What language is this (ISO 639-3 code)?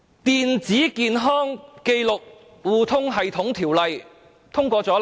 yue